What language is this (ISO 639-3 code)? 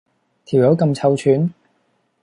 yue